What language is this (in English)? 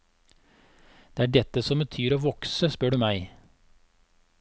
Norwegian